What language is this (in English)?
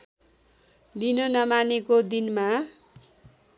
Nepali